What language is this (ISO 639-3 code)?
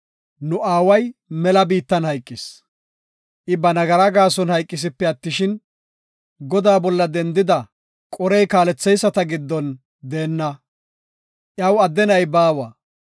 gof